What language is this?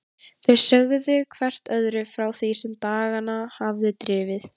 Icelandic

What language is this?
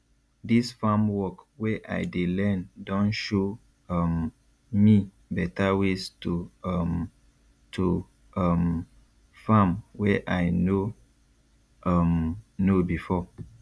Nigerian Pidgin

